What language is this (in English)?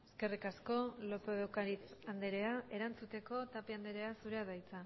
Basque